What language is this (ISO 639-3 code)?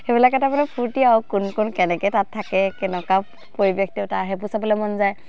asm